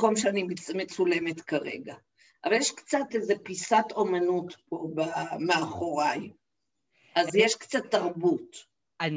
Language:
Hebrew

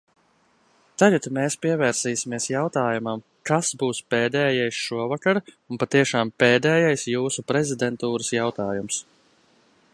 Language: Latvian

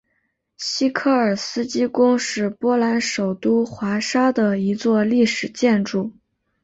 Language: Chinese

